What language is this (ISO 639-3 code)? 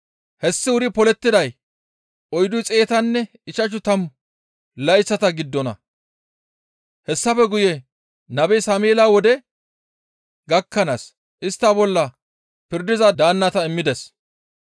gmv